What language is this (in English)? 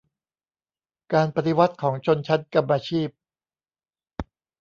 Thai